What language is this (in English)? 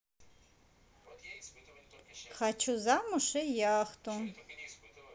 Russian